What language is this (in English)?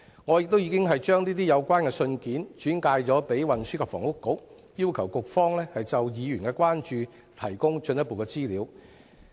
Cantonese